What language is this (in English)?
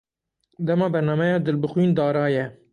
Kurdish